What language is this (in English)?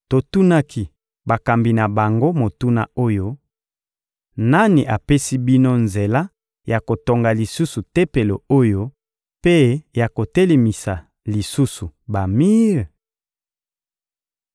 Lingala